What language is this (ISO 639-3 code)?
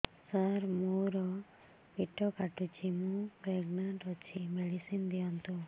ori